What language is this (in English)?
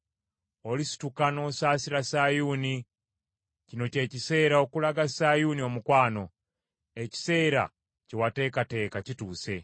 Ganda